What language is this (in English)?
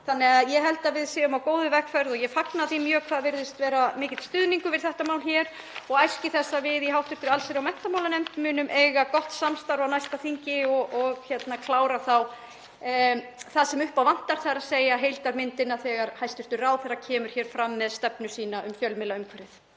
Icelandic